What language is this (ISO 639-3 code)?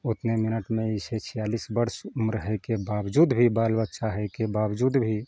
mai